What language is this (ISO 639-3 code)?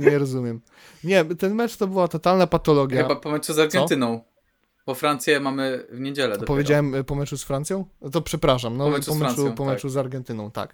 pol